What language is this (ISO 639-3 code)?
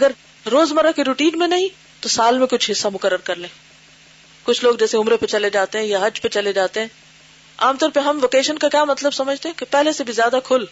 urd